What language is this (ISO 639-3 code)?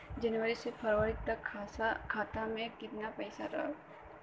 bho